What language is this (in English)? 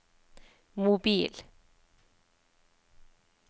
Norwegian